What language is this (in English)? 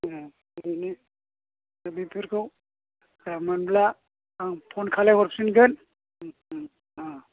Bodo